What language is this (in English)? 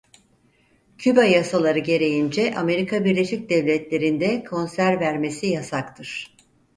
Turkish